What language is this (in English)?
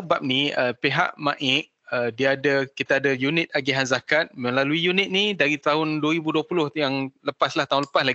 Malay